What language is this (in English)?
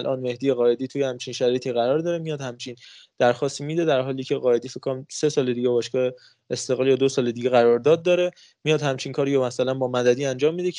Persian